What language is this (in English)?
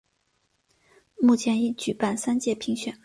Chinese